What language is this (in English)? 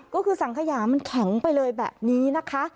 Thai